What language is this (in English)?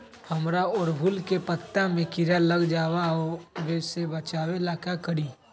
Magahi